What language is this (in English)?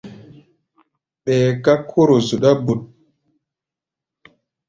Gbaya